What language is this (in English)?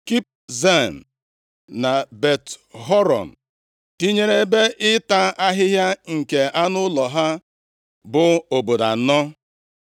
Igbo